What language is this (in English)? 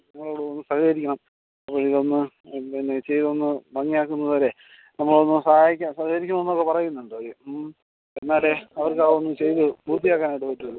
Malayalam